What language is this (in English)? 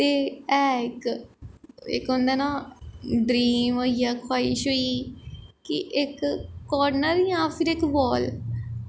Dogri